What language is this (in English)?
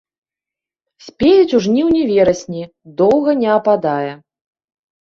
Belarusian